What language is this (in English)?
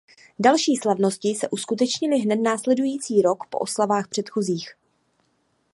Czech